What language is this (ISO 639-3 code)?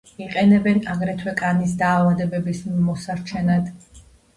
kat